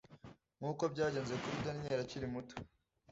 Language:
Kinyarwanda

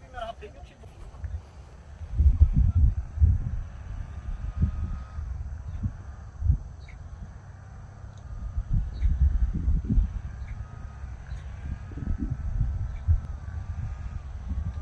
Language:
Korean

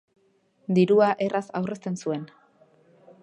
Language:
Basque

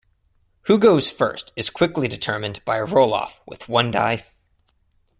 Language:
English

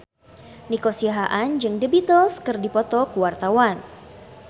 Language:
Sundanese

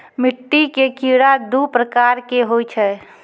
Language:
Maithili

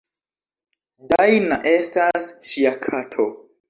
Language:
Esperanto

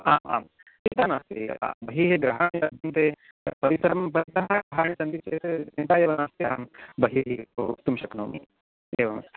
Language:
Sanskrit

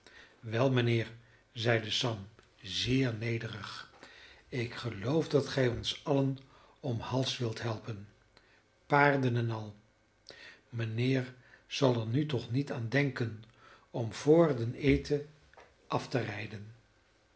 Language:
Dutch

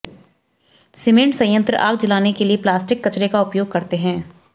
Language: Hindi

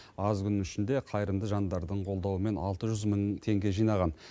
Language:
Kazakh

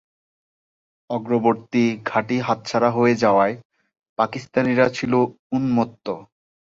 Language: Bangla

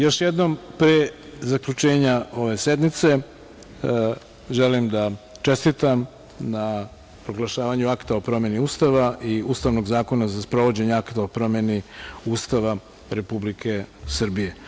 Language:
Serbian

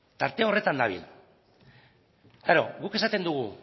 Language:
Basque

